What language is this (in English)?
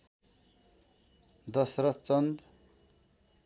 Nepali